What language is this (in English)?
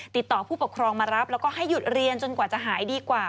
Thai